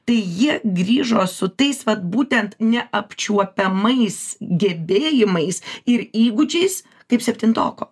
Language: Lithuanian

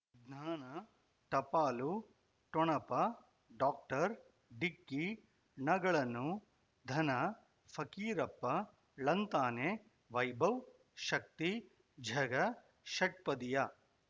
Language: Kannada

